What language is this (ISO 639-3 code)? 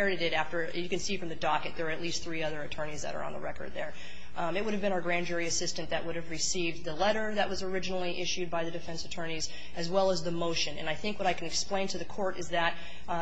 eng